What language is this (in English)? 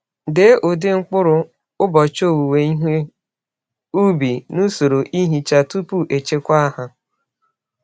Igbo